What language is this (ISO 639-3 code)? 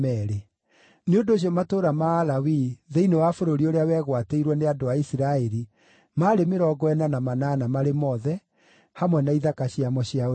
kik